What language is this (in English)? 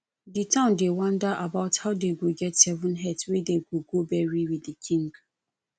Nigerian Pidgin